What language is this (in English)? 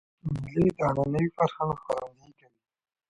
Pashto